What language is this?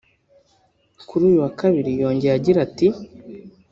Kinyarwanda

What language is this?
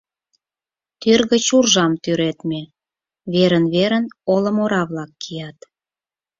Mari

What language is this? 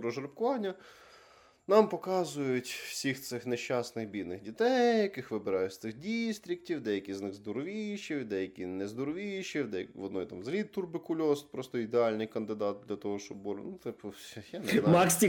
Ukrainian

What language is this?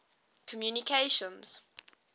English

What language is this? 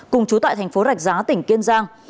Vietnamese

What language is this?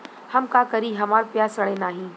Bhojpuri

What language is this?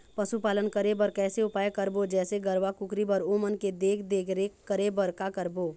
Chhattisgarhi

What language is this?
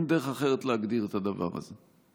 Hebrew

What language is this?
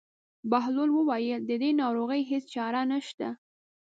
Pashto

